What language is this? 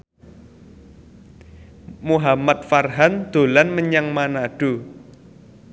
Javanese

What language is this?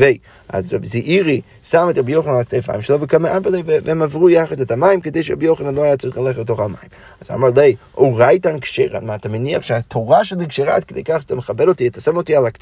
Hebrew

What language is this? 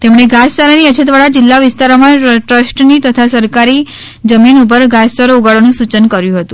Gujarati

